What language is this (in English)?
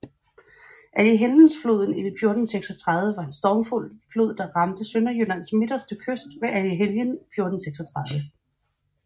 Danish